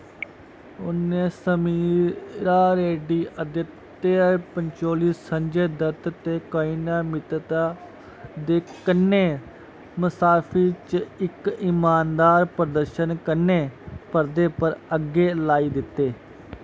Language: Dogri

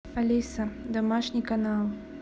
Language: Russian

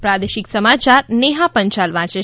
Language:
Gujarati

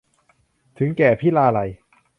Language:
Thai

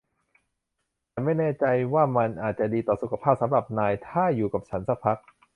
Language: Thai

